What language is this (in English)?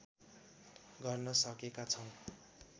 Nepali